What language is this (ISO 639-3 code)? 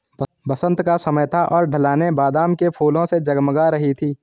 hin